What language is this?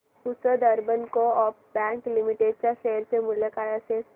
Marathi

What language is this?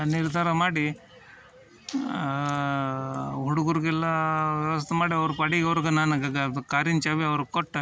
Kannada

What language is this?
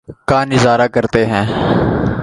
Urdu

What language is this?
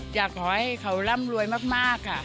Thai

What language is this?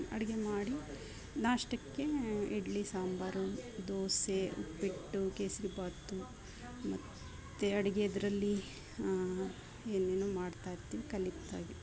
Kannada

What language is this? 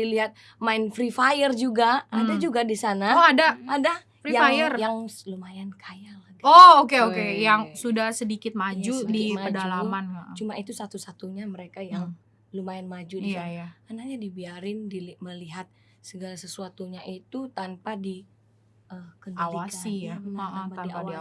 Indonesian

